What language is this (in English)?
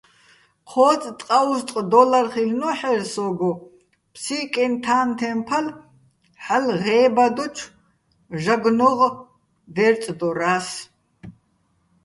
Bats